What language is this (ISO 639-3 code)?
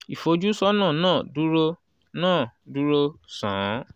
yor